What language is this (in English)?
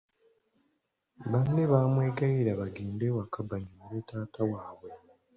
Ganda